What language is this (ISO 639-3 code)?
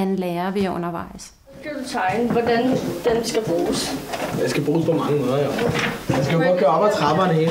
dan